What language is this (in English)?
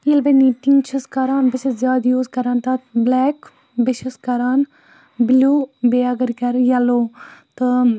Kashmiri